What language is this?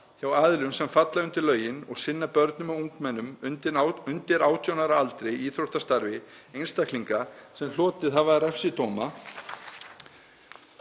Icelandic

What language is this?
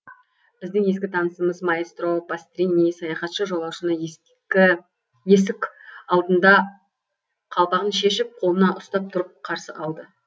Kazakh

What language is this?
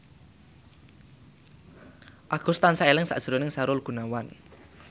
Javanese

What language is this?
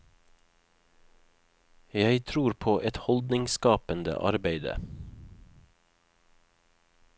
Norwegian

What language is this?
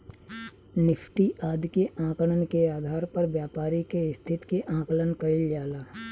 Bhojpuri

